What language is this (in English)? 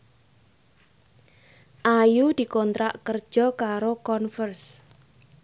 Javanese